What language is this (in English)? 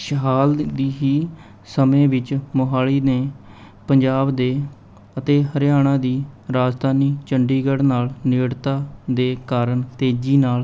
Punjabi